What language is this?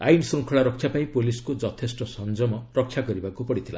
Odia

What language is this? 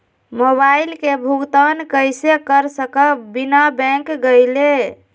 Magahi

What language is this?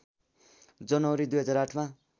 Nepali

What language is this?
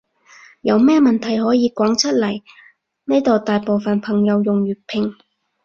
Cantonese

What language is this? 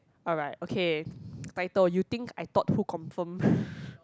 English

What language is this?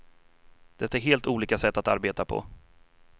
Swedish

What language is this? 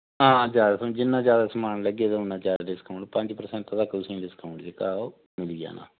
Dogri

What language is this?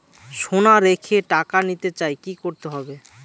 Bangla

